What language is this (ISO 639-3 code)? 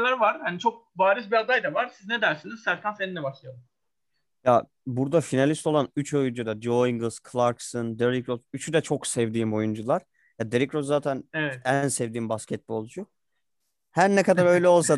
tur